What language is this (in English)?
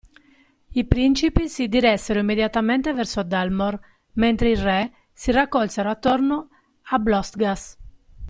Italian